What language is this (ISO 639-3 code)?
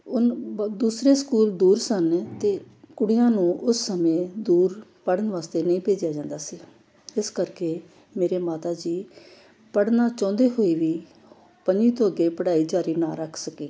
pan